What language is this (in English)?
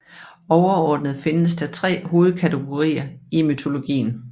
Danish